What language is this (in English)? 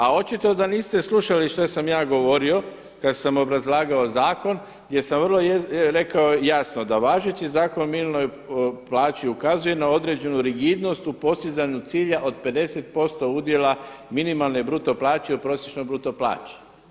Croatian